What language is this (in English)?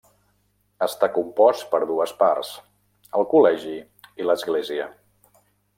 Catalan